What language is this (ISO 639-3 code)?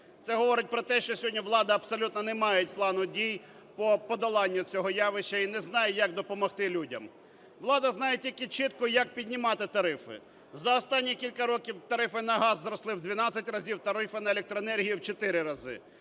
ukr